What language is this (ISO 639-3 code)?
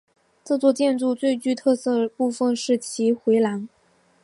zho